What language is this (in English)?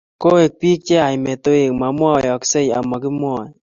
Kalenjin